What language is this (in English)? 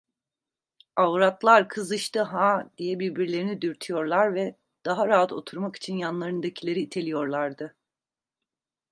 Turkish